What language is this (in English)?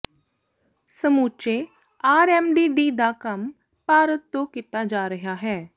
Punjabi